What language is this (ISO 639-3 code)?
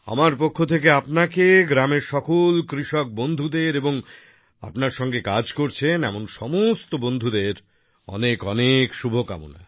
ben